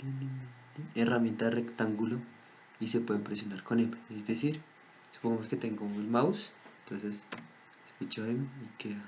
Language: Spanish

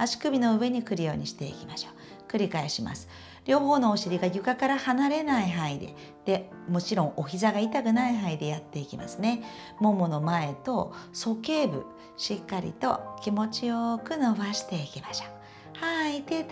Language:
Japanese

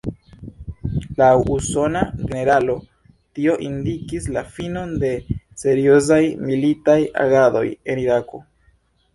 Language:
Esperanto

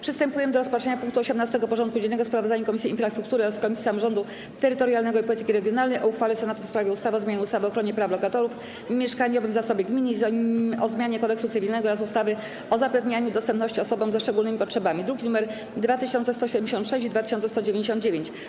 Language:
Polish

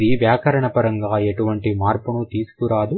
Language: Telugu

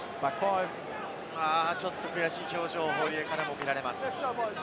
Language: Japanese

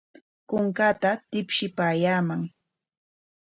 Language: Corongo Ancash Quechua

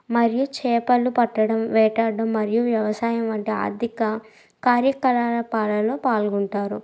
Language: Telugu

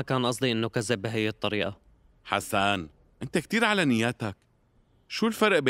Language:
Arabic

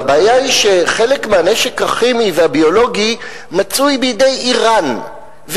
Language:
Hebrew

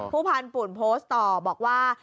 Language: Thai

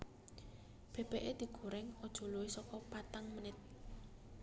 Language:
Javanese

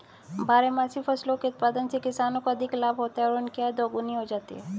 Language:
Hindi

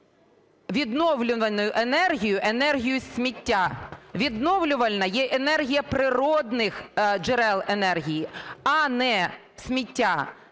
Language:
Ukrainian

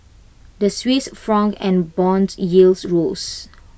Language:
English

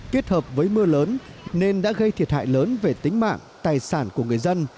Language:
Vietnamese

